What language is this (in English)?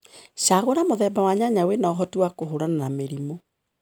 Kikuyu